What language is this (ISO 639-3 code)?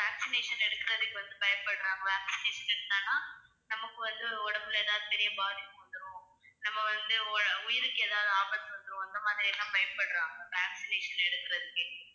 tam